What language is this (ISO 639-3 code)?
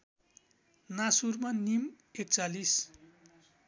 nep